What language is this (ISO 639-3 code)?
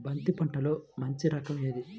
tel